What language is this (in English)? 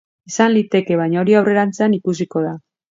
Basque